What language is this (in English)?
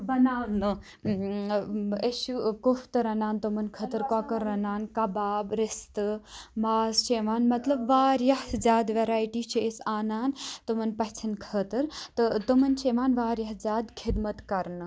Kashmiri